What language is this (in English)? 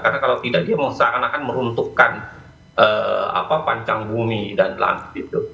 Indonesian